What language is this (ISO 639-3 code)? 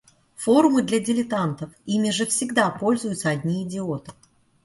rus